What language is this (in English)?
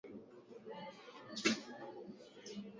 Swahili